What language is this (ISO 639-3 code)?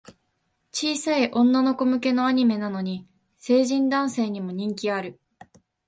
jpn